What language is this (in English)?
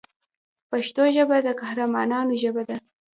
Pashto